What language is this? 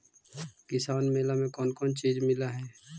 Magahi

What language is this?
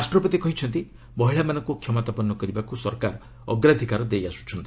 Odia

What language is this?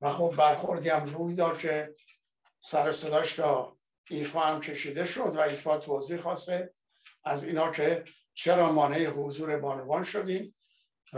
Persian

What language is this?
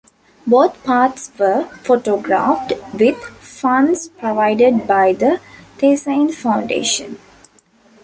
English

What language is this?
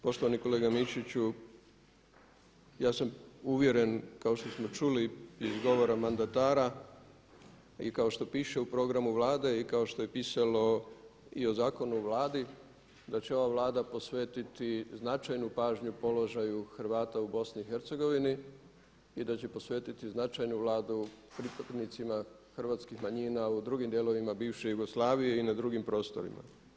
Croatian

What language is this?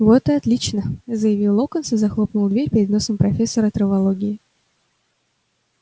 Russian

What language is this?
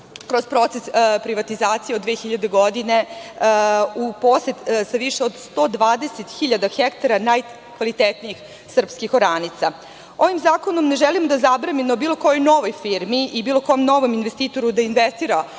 Serbian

